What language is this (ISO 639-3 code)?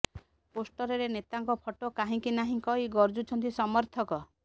ori